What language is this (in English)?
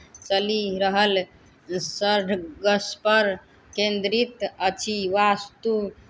Maithili